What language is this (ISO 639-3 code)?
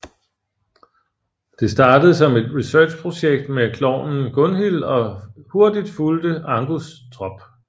dan